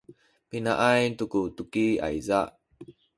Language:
Sakizaya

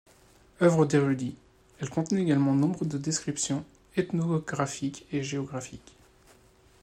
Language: French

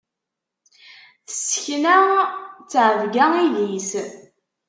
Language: Kabyle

